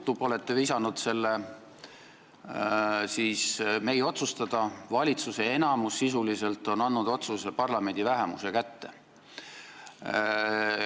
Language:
Estonian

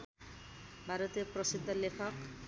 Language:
Nepali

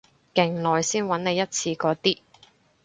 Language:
Cantonese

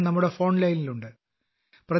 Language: Malayalam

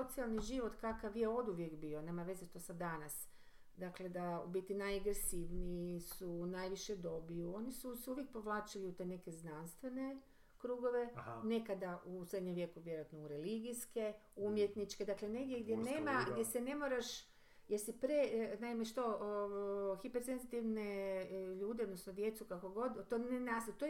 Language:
Croatian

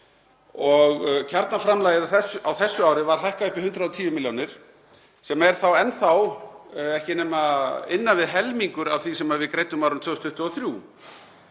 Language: Icelandic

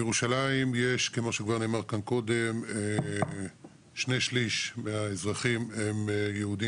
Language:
Hebrew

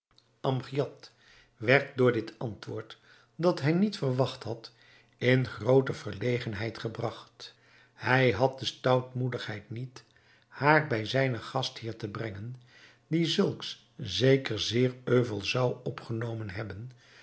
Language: Dutch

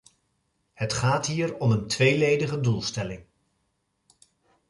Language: Dutch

